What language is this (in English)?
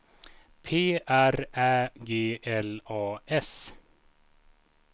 Swedish